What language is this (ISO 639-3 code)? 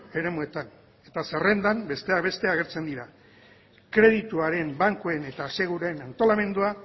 eus